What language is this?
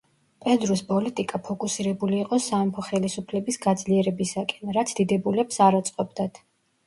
Georgian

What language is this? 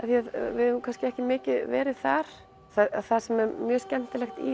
Icelandic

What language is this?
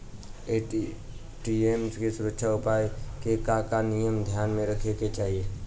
Bhojpuri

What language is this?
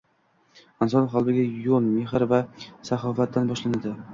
Uzbek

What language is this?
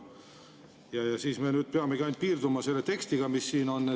Estonian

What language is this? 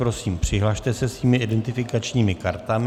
Czech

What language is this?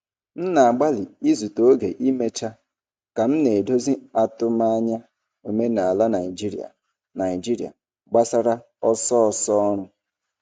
Igbo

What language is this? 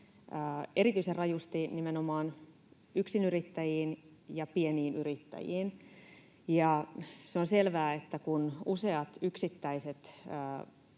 Finnish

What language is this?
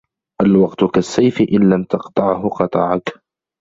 Arabic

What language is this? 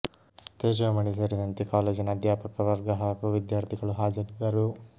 Kannada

